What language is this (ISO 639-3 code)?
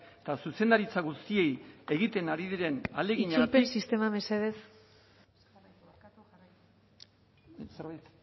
eus